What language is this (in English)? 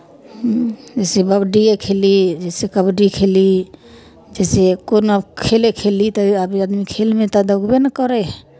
Maithili